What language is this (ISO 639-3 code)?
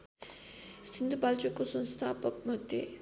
nep